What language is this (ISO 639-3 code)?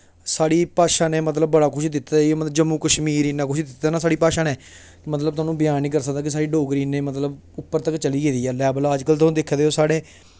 doi